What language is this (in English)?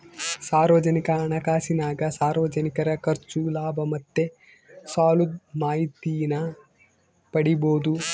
Kannada